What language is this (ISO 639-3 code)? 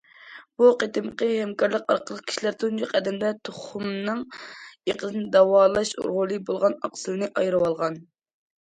uig